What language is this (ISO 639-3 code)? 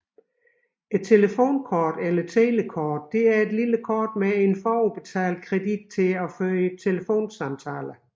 dan